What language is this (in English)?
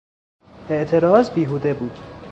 Persian